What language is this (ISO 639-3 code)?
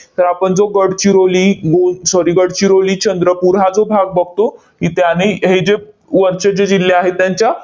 mar